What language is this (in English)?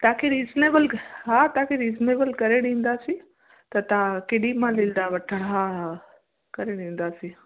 Sindhi